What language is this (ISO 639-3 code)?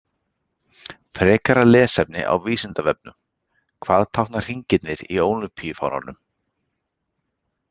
isl